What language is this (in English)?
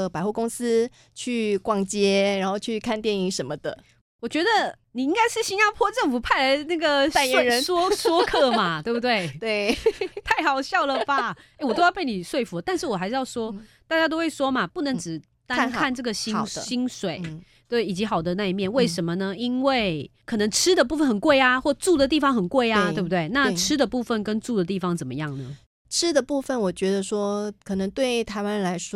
Chinese